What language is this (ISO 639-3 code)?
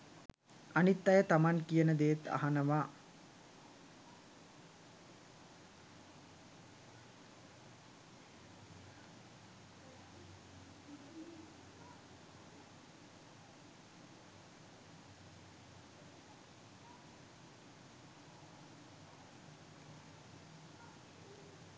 sin